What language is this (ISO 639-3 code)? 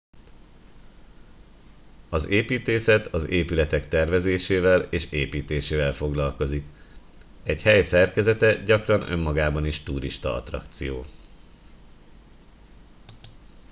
hun